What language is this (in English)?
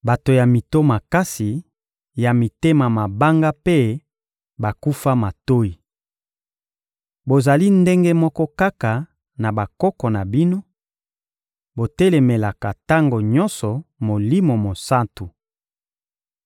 Lingala